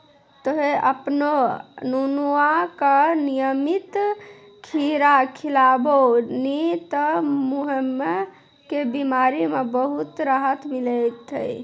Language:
Maithili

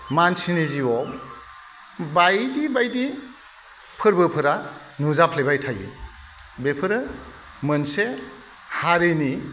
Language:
Bodo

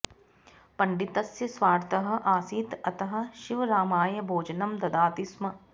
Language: Sanskrit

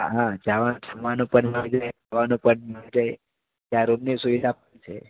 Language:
Gujarati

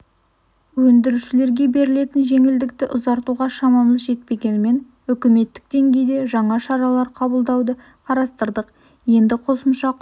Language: Kazakh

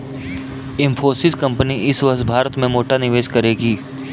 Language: Hindi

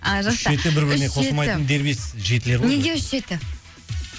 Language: Kazakh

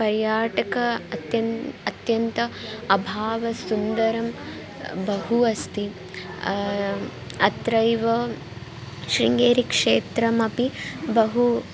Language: Sanskrit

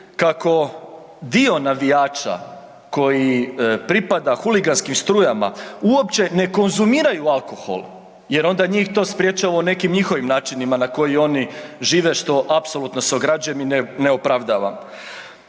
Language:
Croatian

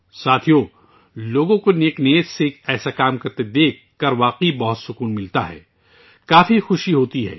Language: Urdu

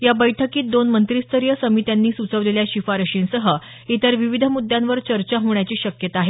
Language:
Marathi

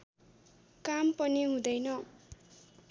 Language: Nepali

